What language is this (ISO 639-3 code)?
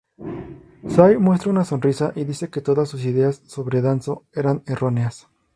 spa